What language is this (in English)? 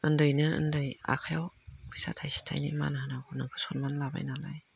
Bodo